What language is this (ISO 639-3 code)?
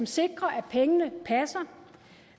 dan